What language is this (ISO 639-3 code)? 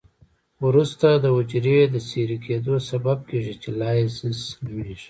pus